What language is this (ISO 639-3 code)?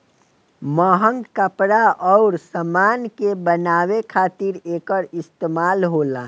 bho